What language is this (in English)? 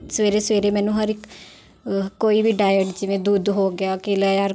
Punjabi